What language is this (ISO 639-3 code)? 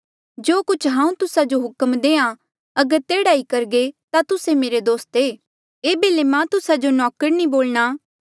mjl